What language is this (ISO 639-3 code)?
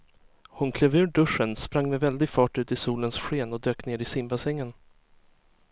swe